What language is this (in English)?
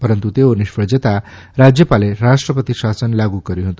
Gujarati